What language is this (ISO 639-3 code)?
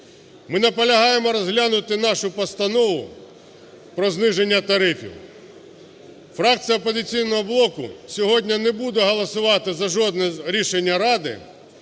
ukr